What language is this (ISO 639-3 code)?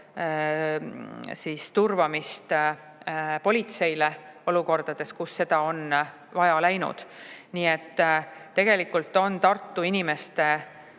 est